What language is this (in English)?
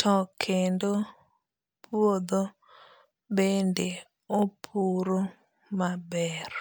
Luo (Kenya and Tanzania)